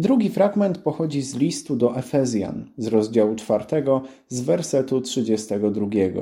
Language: Polish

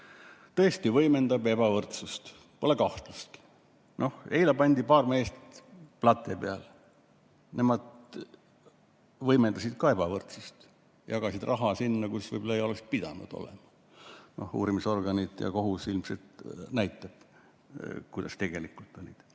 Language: Estonian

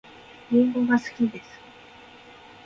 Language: Japanese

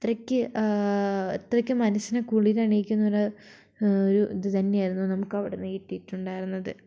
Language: Malayalam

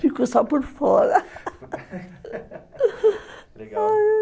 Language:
Portuguese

